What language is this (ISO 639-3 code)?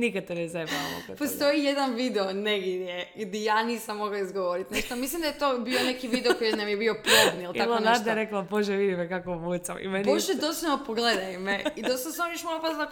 hrv